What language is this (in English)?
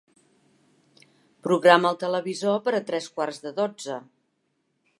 Catalan